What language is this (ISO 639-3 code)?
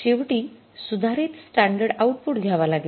mar